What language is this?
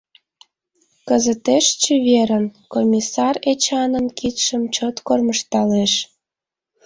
Mari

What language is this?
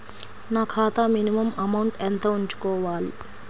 Telugu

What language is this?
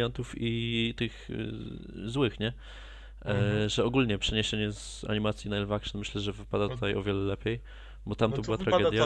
Polish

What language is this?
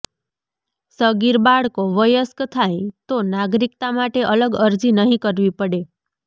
Gujarati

